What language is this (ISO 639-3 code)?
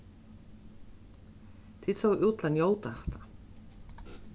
fao